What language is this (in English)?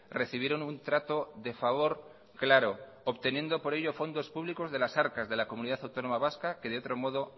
Spanish